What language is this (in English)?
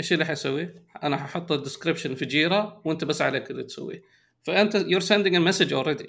Arabic